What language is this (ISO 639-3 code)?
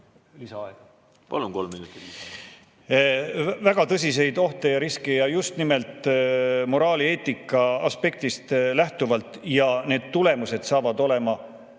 est